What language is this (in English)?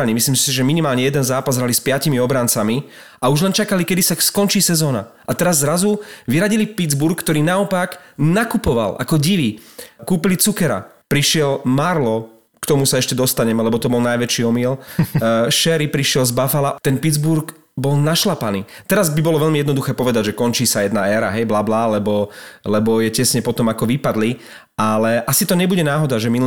Slovak